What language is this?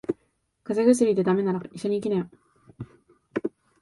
Japanese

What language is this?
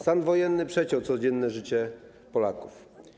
Polish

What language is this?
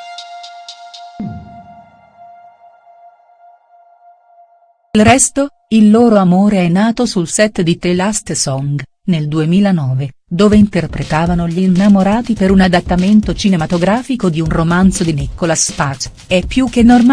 Italian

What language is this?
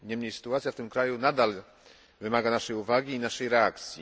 Polish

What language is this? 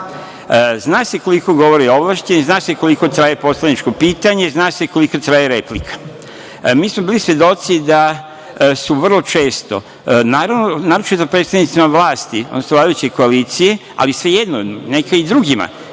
Serbian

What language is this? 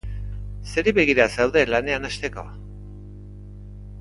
Basque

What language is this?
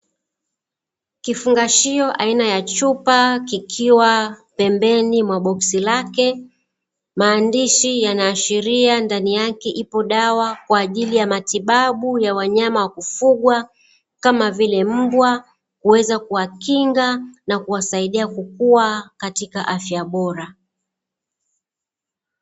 Swahili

